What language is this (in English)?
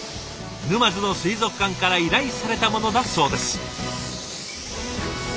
Japanese